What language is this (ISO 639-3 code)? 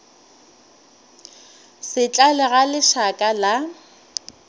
nso